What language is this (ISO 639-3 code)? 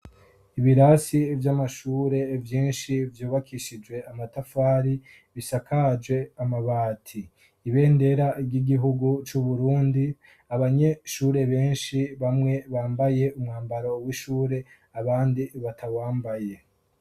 run